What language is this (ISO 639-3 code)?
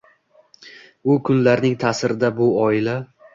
uzb